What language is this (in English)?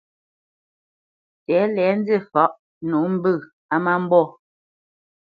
Bamenyam